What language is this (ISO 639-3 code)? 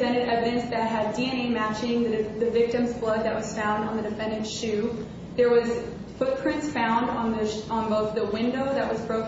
eng